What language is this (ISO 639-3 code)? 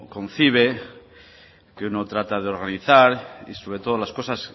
spa